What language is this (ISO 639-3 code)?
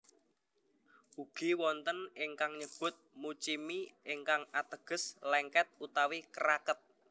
jav